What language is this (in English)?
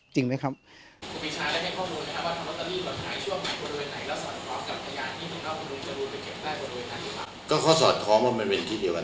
Thai